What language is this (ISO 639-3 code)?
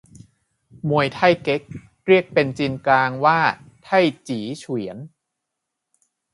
tha